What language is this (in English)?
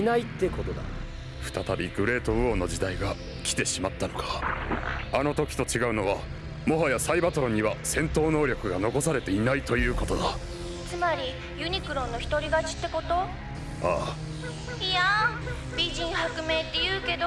Japanese